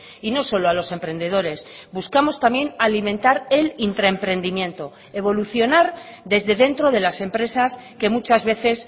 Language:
Spanish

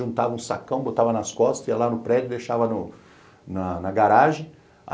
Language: Portuguese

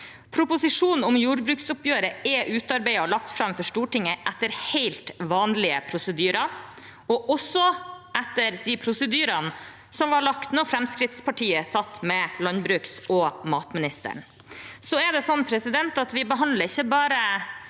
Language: Norwegian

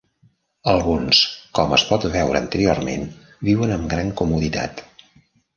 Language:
Catalan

